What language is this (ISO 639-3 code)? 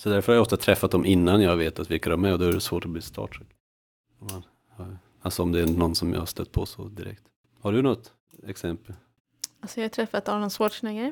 swe